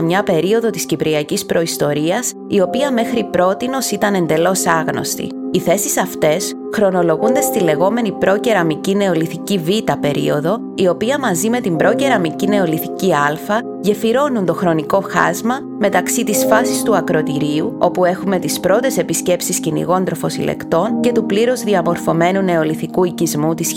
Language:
Greek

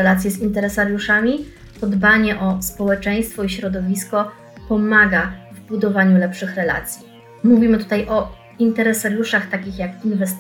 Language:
Polish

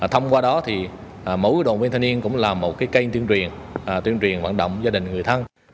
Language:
Vietnamese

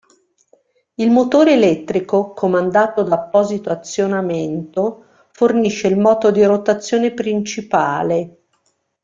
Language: Italian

